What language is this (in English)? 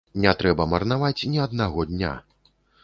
Belarusian